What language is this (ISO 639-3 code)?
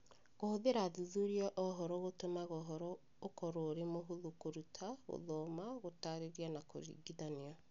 kik